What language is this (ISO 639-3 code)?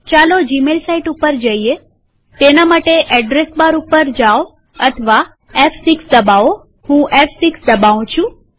guj